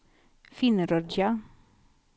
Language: Swedish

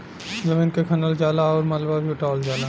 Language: Bhojpuri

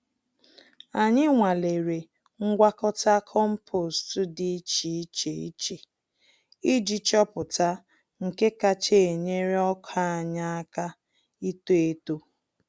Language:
Igbo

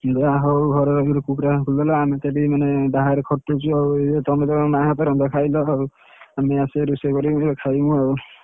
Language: Odia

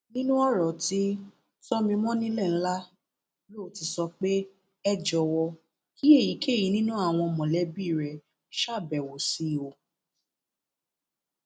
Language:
Yoruba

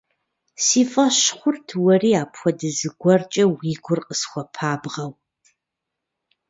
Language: Kabardian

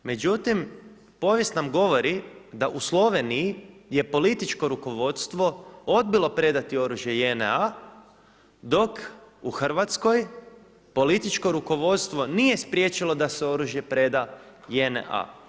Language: Croatian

